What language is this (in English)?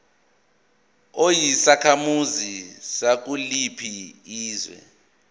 Zulu